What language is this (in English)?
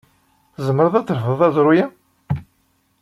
Kabyle